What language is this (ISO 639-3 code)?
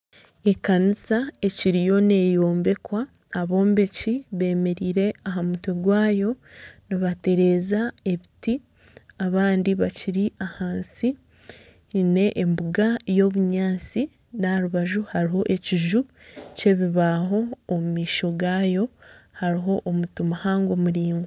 nyn